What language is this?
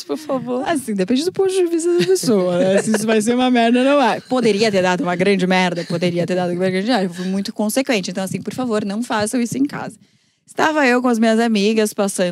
Portuguese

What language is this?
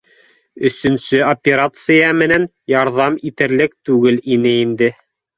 Bashkir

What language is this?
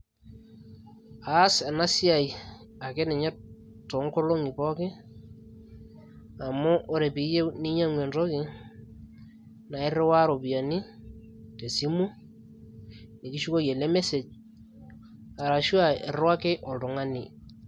Masai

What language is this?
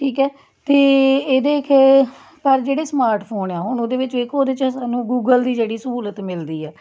Punjabi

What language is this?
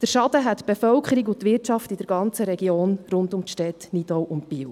Swiss German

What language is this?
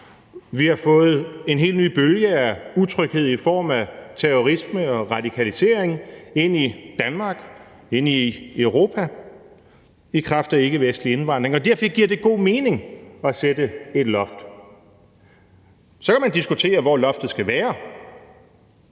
Danish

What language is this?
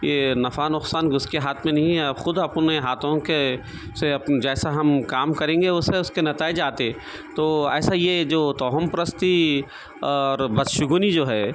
Urdu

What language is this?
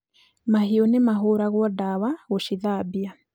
Kikuyu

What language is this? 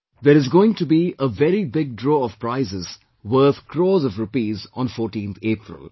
English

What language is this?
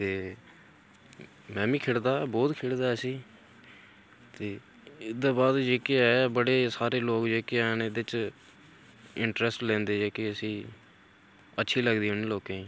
Dogri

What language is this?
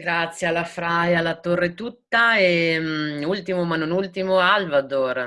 Italian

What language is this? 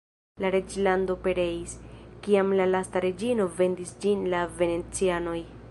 Esperanto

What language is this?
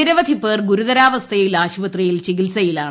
Malayalam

